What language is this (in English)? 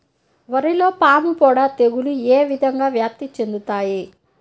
Telugu